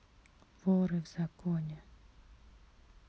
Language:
Russian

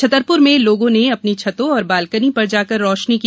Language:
Hindi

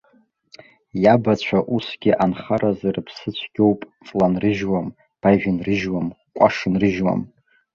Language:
Abkhazian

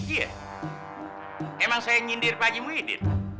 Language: Indonesian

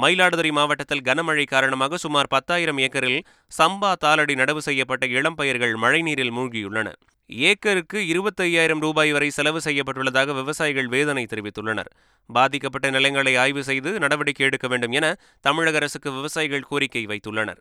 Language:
Tamil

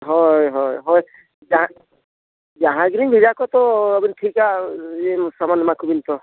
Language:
Santali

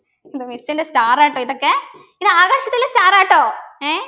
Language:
Malayalam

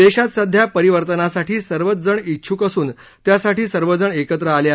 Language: Marathi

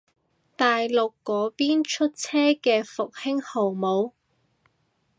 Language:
Cantonese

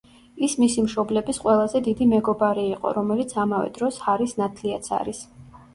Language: Georgian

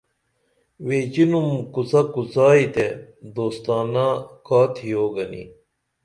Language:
Dameli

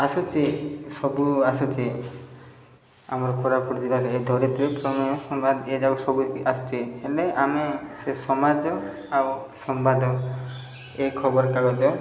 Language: Odia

